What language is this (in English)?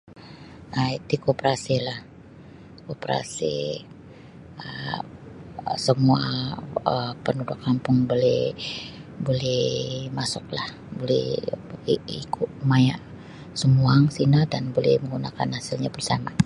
Sabah Bisaya